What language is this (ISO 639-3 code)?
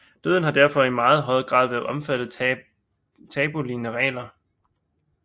dan